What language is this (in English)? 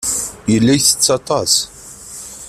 Kabyle